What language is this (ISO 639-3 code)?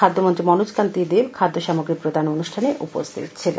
ben